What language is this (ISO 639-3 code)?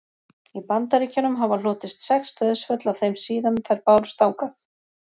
isl